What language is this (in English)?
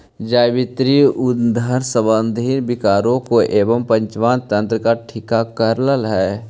Magahi